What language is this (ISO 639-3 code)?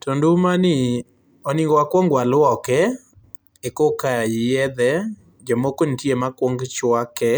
luo